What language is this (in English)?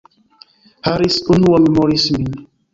Esperanto